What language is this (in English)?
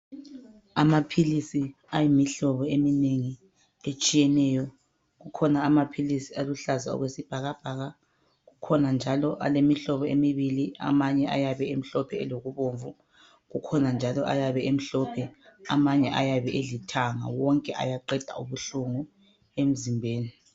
North Ndebele